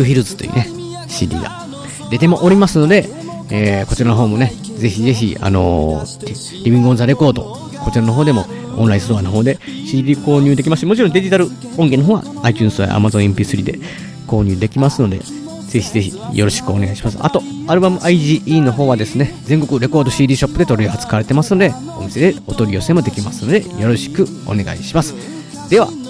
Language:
Japanese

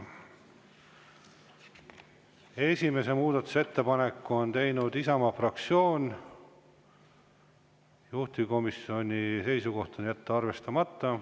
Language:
Estonian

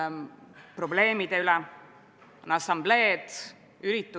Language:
Estonian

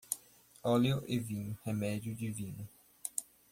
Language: Portuguese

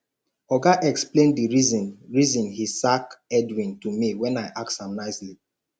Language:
Nigerian Pidgin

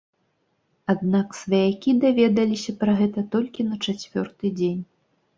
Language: Belarusian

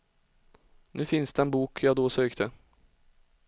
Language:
Swedish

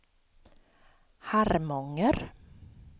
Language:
Swedish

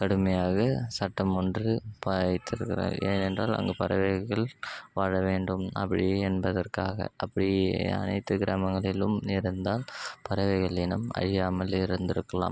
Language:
Tamil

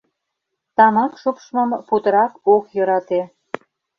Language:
Mari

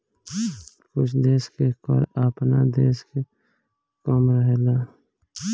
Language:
Bhojpuri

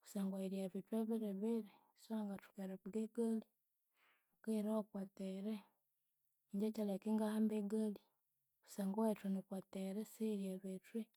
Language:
Konzo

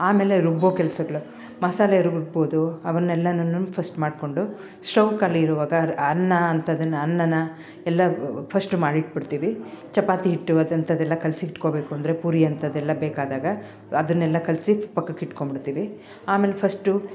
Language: Kannada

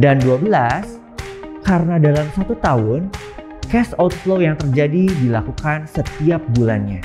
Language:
Indonesian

